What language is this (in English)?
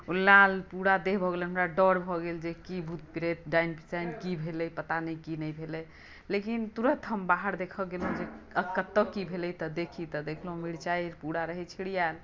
Maithili